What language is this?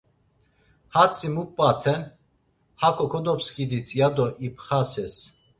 Laz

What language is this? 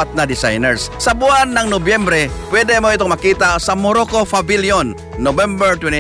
Filipino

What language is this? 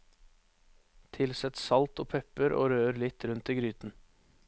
Norwegian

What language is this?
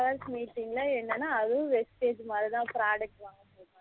Tamil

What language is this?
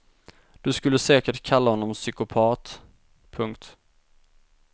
Swedish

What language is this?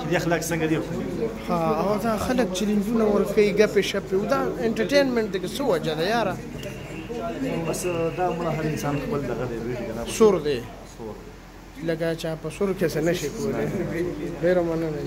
Romanian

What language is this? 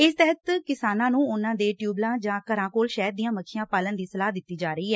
Punjabi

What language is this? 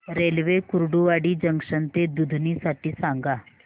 Marathi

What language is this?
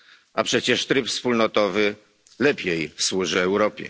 Polish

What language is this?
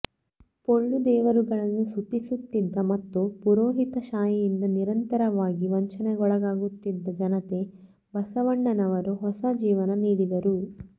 Kannada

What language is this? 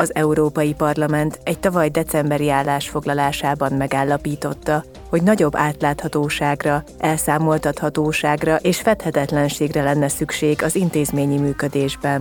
Hungarian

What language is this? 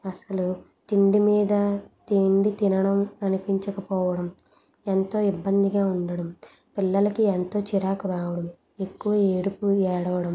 Telugu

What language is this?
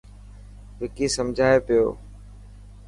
Dhatki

